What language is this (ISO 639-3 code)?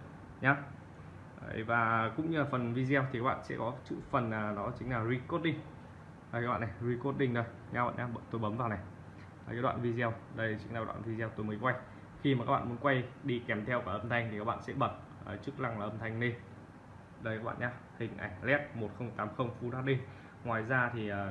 vie